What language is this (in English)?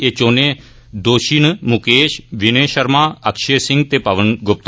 Dogri